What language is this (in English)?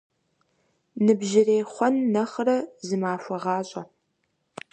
Kabardian